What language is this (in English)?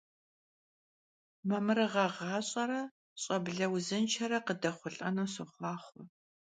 Kabardian